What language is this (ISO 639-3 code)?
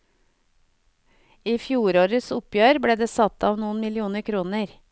nor